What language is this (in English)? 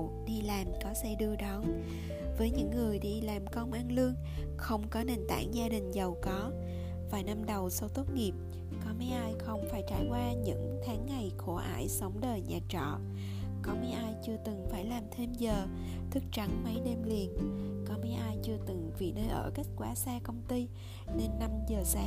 Vietnamese